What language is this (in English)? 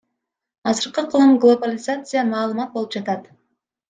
Kyrgyz